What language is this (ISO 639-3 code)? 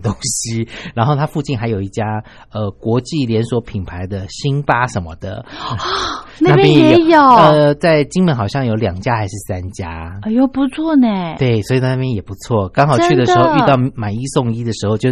zho